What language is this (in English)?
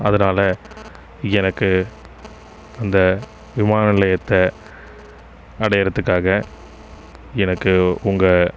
Tamil